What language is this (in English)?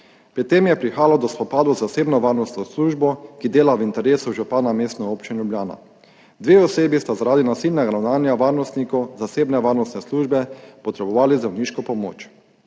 Slovenian